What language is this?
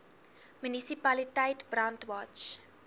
Afrikaans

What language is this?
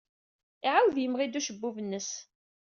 Kabyle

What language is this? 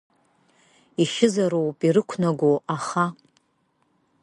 Abkhazian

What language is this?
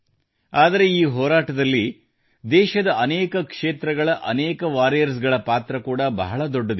Kannada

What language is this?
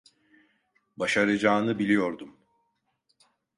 Turkish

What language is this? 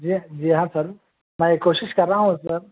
Urdu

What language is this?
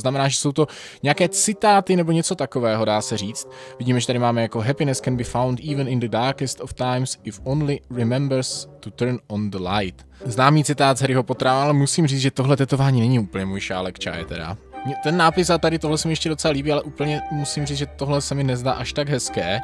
Czech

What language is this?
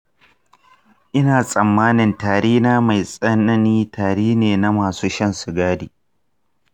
Hausa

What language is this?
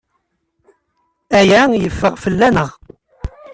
Kabyle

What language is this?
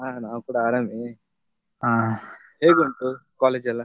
Kannada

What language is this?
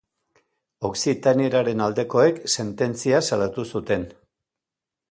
Basque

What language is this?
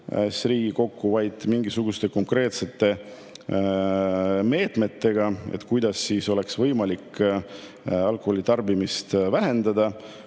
Estonian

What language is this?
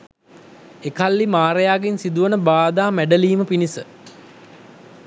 Sinhala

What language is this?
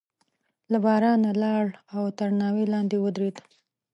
Pashto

